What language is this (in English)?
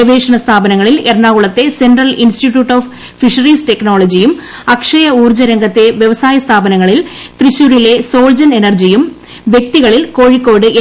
Malayalam